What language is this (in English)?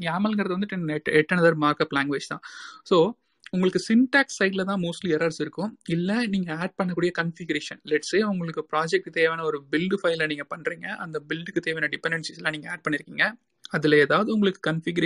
Tamil